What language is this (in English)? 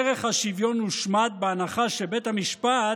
Hebrew